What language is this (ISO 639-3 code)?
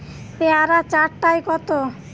ben